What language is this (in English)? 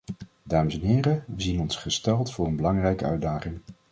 Dutch